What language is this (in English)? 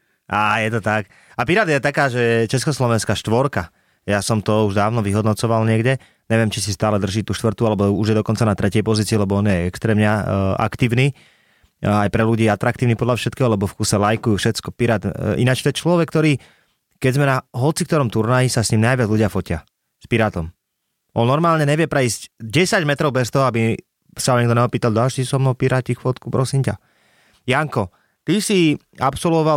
Slovak